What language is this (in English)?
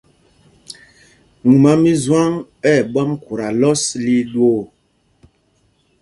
Mpumpong